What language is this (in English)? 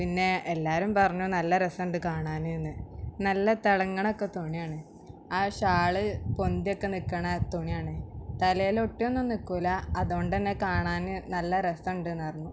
Malayalam